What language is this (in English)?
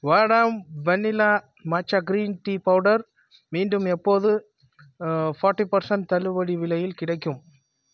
Tamil